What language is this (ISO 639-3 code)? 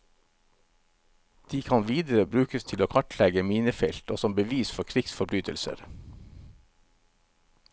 nor